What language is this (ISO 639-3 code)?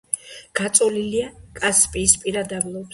kat